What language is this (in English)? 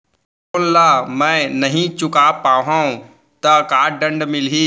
Chhattisgarhi